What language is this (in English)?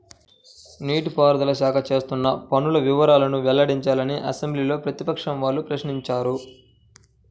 Telugu